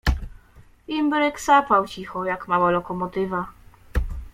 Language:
Polish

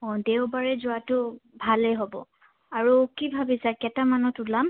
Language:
Assamese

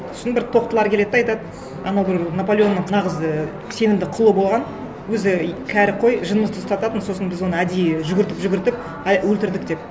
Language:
Kazakh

